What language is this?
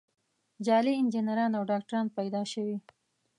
Pashto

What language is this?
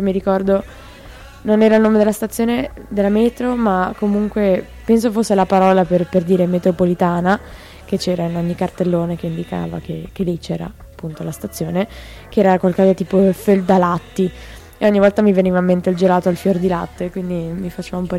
Italian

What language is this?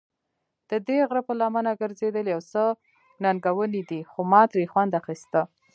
Pashto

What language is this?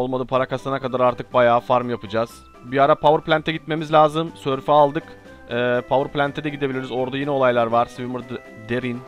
Turkish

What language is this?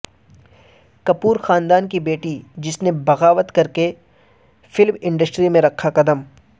Urdu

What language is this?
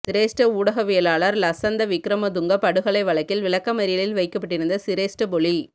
Tamil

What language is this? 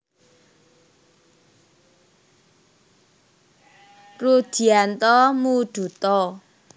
Javanese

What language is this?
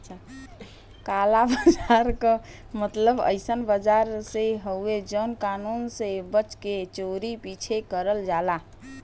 Bhojpuri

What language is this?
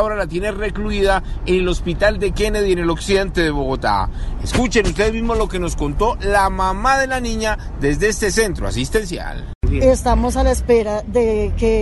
Spanish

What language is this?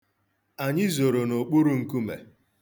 Igbo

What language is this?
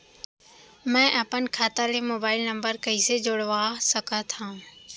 Chhattisgarhi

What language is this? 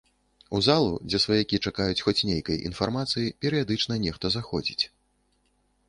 Belarusian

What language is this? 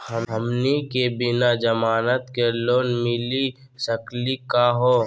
Magahi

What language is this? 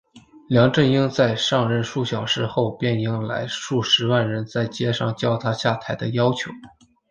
Chinese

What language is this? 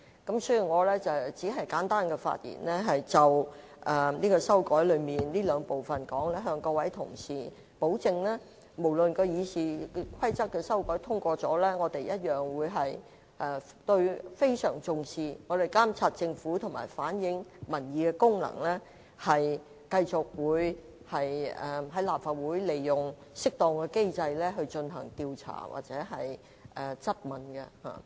Cantonese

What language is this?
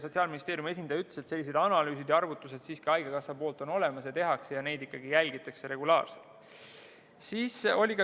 Estonian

